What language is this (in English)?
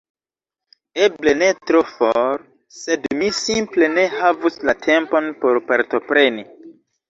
Esperanto